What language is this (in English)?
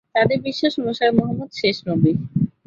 Bangla